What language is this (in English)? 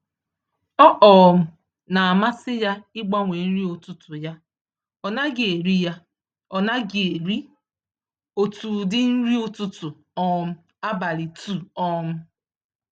Igbo